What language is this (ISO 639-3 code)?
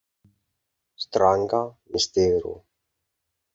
epo